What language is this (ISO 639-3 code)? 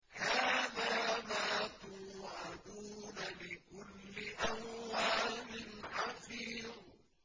ara